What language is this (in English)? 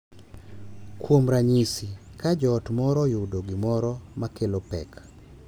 Luo (Kenya and Tanzania)